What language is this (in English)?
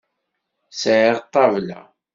Kabyle